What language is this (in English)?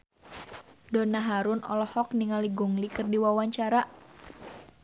Sundanese